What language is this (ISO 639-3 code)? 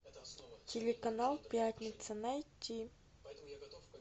rus